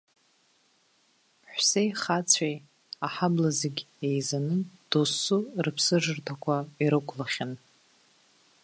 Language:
Abkhazian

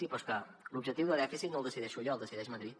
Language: Catalan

